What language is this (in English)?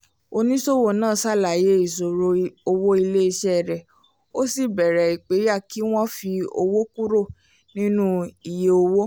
Yoruba